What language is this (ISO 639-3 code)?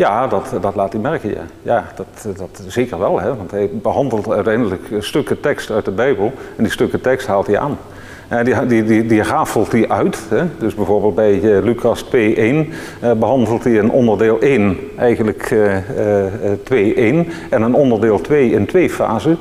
nld